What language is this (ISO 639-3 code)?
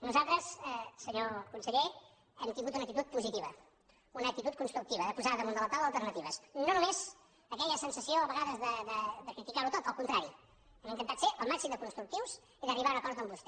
cat